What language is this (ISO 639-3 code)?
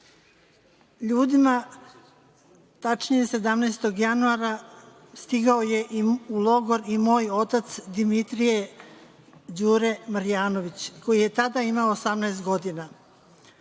srp